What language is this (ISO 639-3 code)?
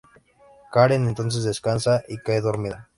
spa